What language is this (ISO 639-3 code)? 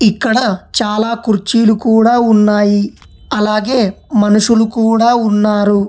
tel